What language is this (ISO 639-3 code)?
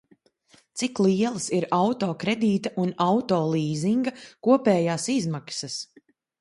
lav